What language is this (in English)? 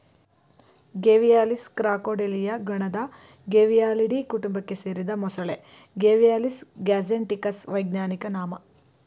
Kannada